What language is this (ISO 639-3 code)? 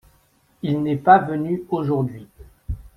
fra